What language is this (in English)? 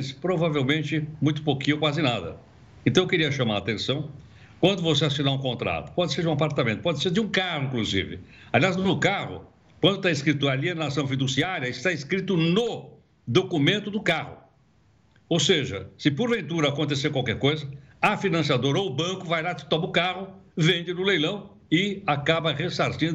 Portuguese